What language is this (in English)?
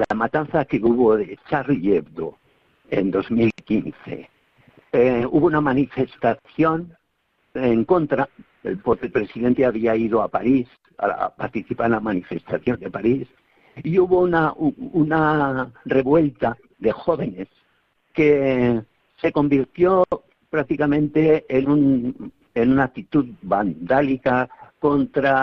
Spanish